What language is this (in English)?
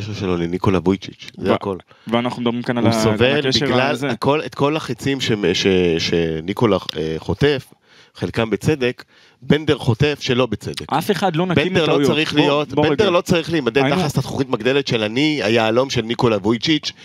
Hebrew